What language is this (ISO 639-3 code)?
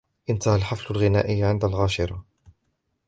ara